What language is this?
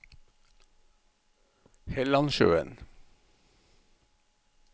Norwegian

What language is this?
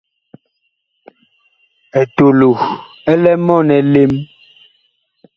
Bakoko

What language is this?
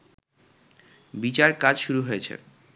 Bangla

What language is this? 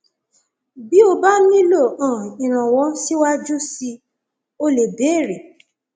Yoruba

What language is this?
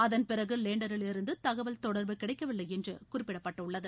Tamil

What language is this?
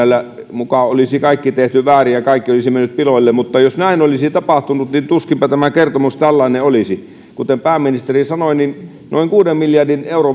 Finnish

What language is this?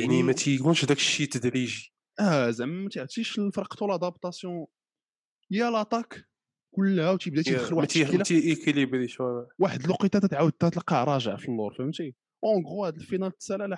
Arabic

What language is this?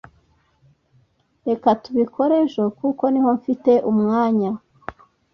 Kinyarwanda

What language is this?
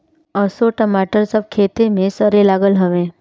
Bhojpuri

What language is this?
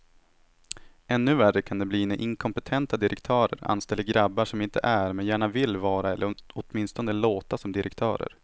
Swedish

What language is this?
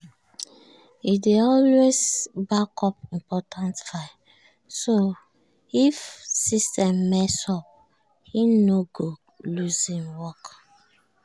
Nigerian Pidgin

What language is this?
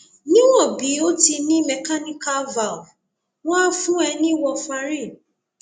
Yoruba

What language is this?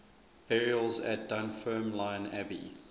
English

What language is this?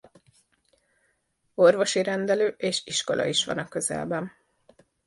Hungarian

